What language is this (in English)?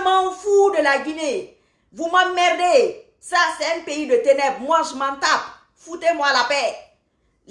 French